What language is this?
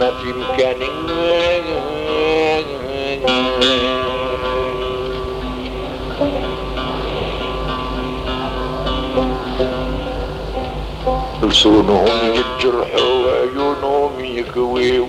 Arabic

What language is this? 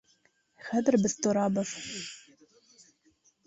Bashkir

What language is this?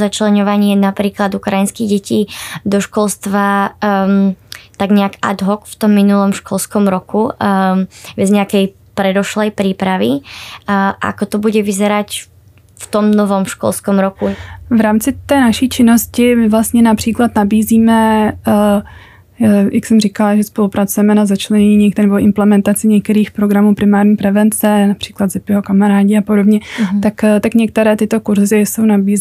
Czech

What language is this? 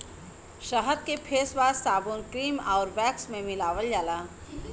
Bhojpuri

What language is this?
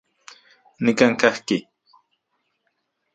Central Puebla Nahuatl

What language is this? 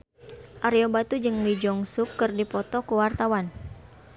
Sundanese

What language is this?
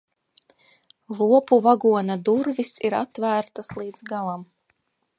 Latvian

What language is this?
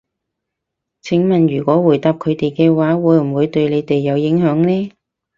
Cantonese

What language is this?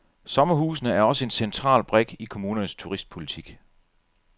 Danish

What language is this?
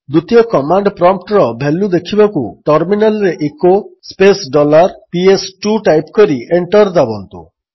Odia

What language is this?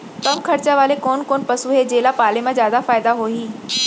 Chhattisgarhi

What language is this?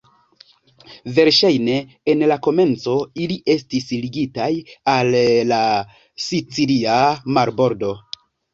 Esperanto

